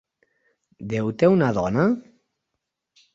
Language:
Catalan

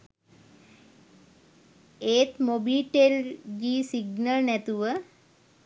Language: Sinhala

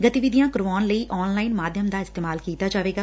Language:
Punjabi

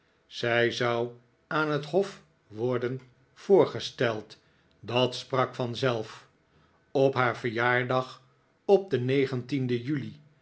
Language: Dutch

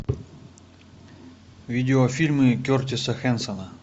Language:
Russian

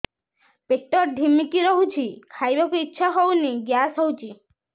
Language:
Odia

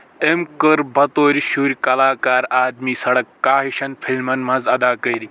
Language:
Kashmiri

